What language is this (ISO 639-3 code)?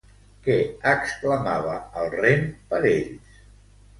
cat